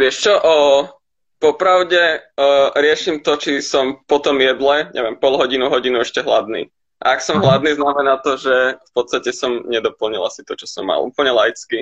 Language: Slovak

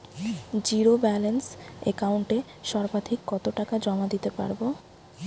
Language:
Bangla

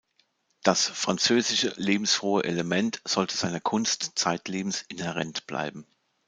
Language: German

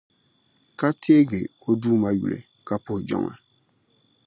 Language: Dagbani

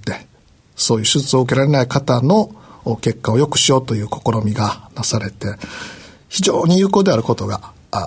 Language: Japanese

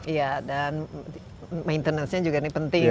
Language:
Indonesian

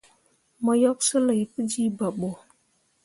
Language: Mundang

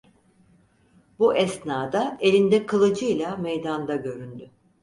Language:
Turkish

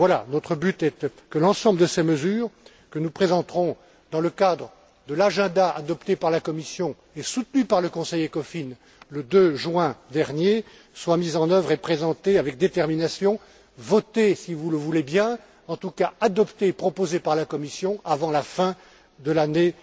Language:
French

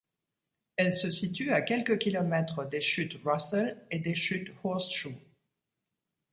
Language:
French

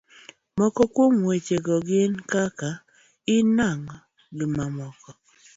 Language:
Luo (Kenya and Tanzania)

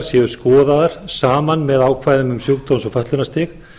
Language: Icelandic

